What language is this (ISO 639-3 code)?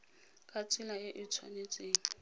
tsn